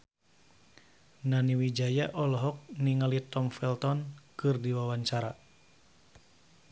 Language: Sundanese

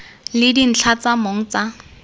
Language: Tswana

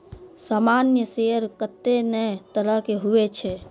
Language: Maithili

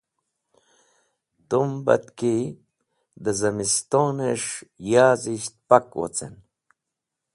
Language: Wakhi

